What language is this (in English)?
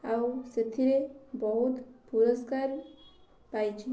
Odia